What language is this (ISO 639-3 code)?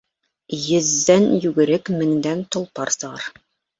bak